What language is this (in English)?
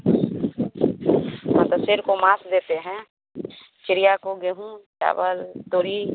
Hindi